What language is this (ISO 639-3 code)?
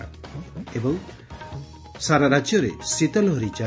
ori